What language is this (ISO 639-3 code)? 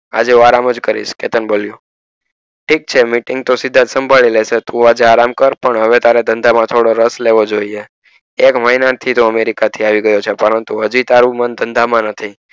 guj